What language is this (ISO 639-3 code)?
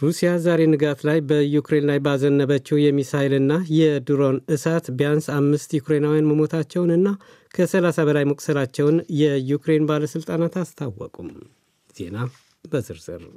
amh